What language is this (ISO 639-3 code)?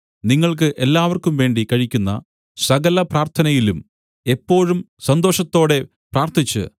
mal